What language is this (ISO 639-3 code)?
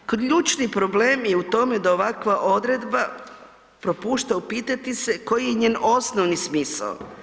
hrv